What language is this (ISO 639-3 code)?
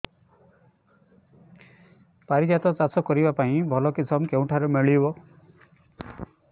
ori